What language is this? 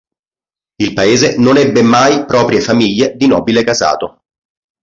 Italian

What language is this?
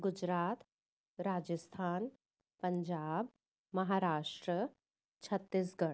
Sindhi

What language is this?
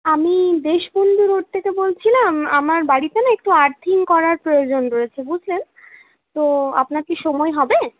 Bangla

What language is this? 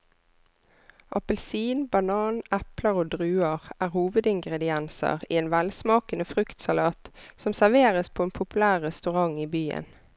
Norwegian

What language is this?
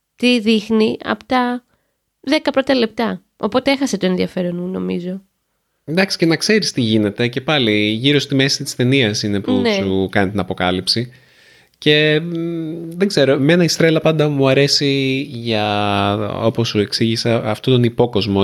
Greek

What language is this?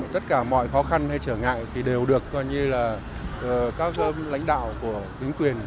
Vietnamese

